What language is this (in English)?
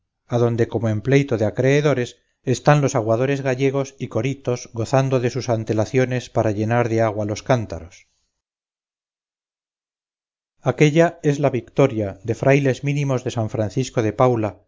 Spanish